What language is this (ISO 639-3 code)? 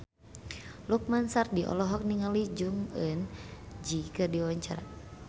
sun